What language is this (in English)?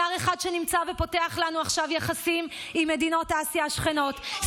Hebrew